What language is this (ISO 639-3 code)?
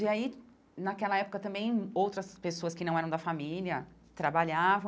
por